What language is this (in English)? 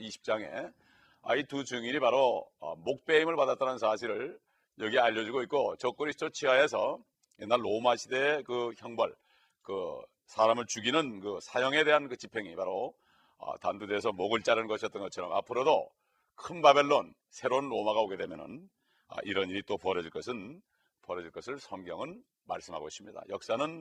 Korean